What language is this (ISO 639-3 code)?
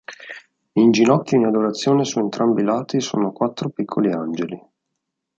ita